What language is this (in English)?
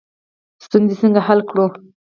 Pashto